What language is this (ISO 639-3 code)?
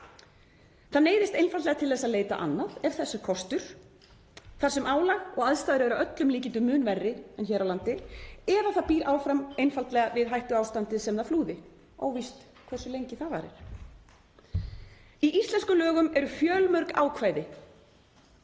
isl